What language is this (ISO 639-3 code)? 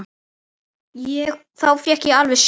isl